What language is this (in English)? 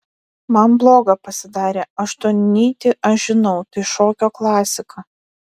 Lithuanian